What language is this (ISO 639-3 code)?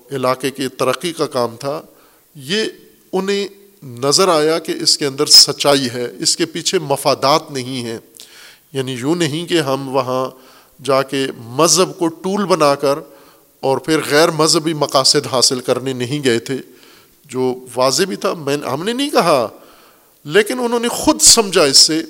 urd